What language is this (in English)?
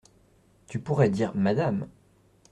French